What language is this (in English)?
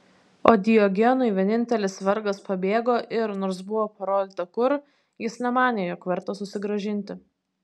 Lithuanian